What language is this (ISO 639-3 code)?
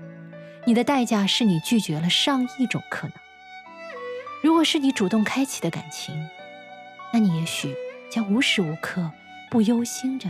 zho